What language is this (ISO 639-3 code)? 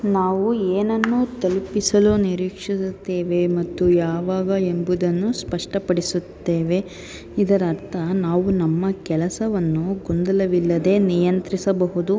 kan